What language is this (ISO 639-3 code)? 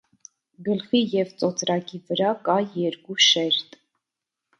hye